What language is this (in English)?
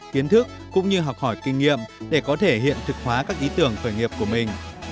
Vietnamese